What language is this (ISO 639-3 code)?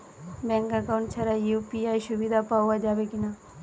ben